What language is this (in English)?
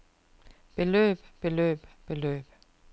Danish